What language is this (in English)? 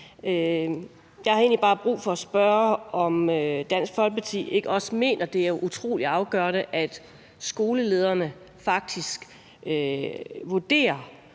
Danish